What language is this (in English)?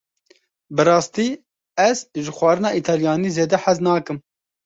Kurdish